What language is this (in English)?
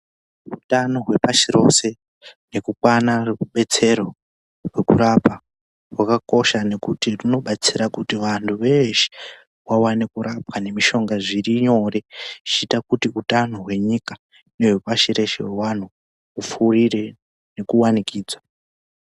Ndau